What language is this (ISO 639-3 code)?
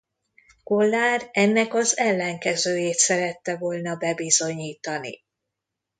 hun